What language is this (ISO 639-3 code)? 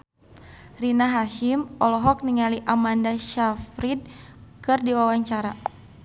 sun